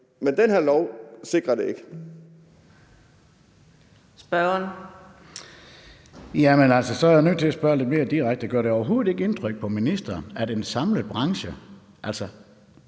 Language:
Danish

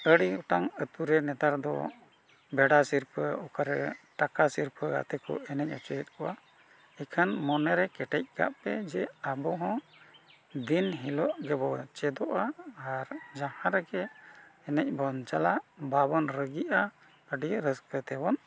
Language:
Santali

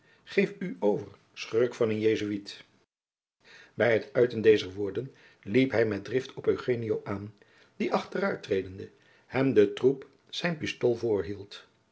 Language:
Dutch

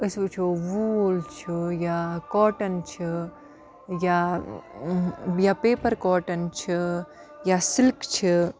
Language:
Kashmiri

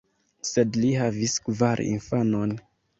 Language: Esperanto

